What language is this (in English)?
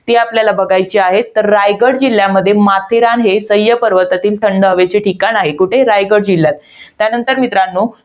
Marathi